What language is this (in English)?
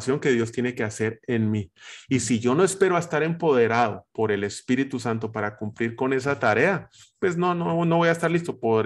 Spanish